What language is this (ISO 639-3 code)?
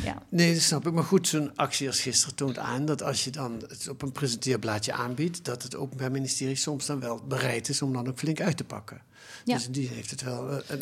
nld